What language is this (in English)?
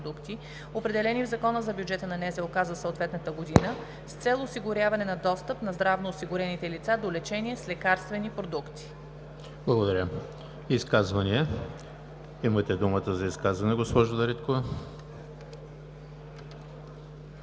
Bulgarian